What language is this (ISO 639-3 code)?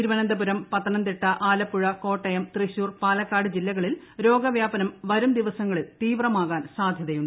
mal